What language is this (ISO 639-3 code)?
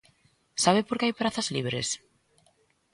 glg